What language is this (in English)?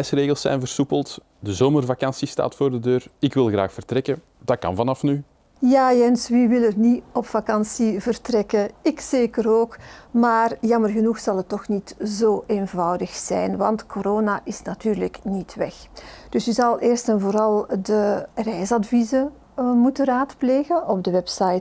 Dutch